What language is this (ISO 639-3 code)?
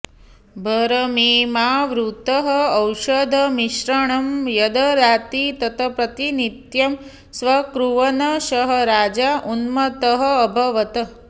san